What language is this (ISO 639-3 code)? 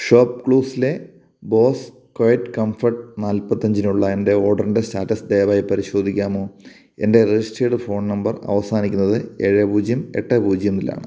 mal